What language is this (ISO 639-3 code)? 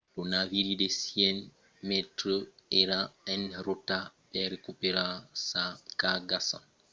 oci